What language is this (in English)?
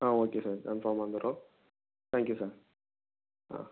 Tamil